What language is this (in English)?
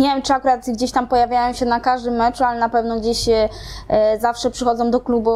Polish